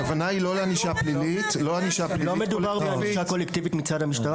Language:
Hebrew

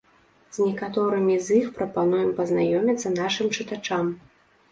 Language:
Belarusian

